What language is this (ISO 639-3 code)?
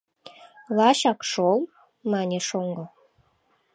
chm